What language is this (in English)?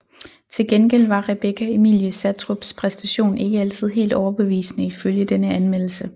Danish